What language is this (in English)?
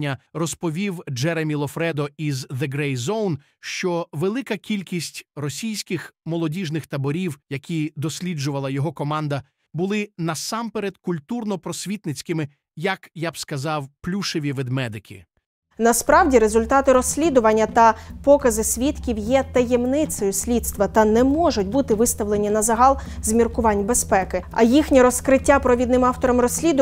Ukrainian